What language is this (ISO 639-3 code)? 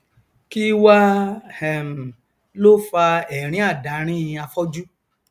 yor